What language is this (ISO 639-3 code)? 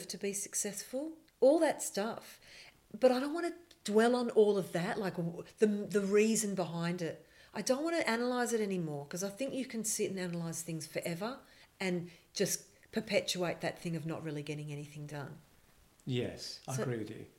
eng